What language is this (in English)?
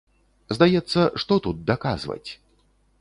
Belarusian